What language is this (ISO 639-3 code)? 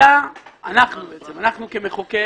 heb